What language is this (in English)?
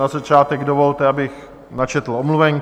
Czech